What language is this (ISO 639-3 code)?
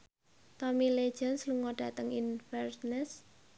jav